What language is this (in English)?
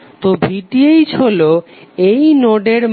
Bangla